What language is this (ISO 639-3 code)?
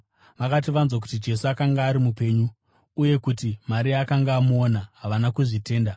sna